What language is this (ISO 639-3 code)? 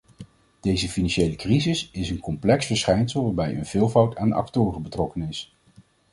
nld